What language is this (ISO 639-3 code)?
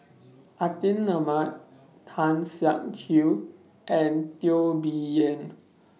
eng